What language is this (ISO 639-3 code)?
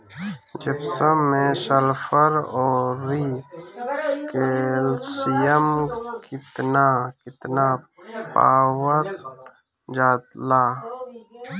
bho